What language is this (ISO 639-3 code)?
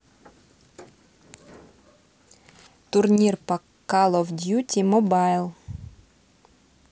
rus